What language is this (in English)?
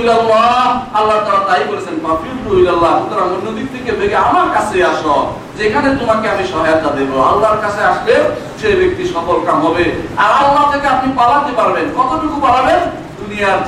Bangla